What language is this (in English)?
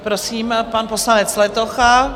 Czech